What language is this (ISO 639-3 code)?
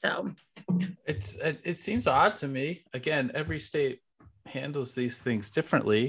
eng